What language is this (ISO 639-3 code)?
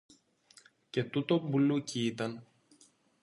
ell